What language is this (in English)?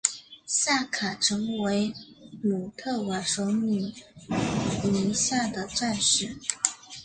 Chinese